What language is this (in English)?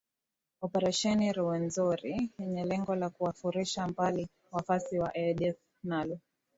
Swahili